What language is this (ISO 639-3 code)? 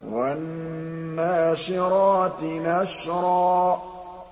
ara